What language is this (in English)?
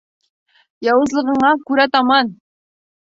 Bashkir